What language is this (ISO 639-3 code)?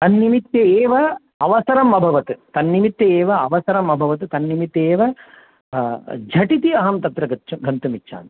san